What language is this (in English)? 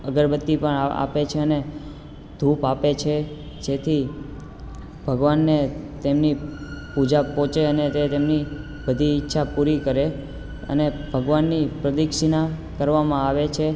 Gujarati